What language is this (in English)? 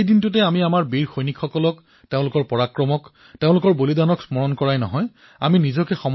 Assamese